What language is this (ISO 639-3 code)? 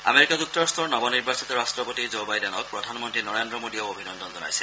asm